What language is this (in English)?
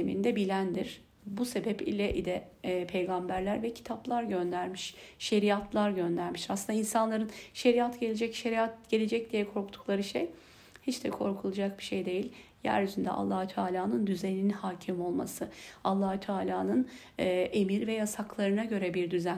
Turkish